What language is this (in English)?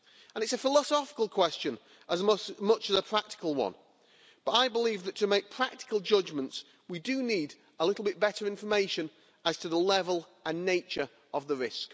English